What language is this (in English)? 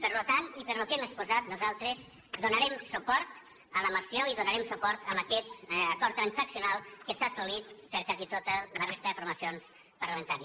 Catalan